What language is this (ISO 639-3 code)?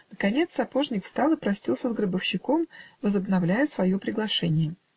rus